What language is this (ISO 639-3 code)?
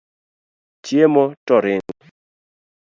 luo